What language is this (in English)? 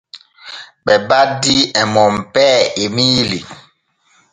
Borgu Fulfulde